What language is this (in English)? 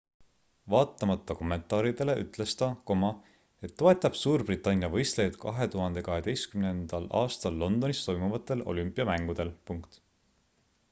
Estonian